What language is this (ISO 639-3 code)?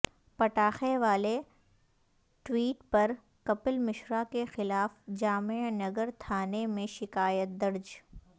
urd